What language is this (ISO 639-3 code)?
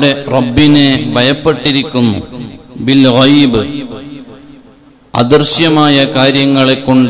ara